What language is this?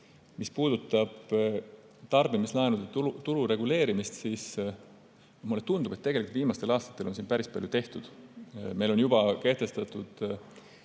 Estonian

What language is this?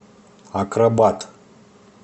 Russian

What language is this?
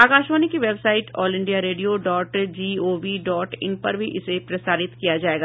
Hindi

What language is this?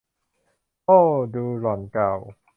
Thai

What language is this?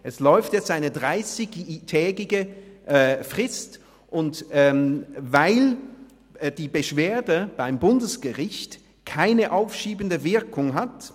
Swiss German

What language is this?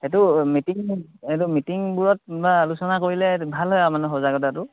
Assamese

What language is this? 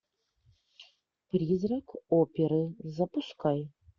Russian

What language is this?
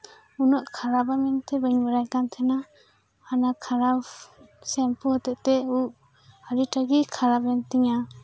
Santali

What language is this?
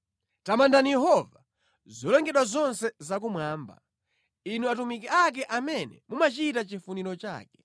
Nyanja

